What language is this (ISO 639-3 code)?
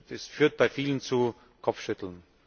deu